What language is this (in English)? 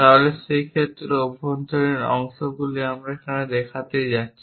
Bangla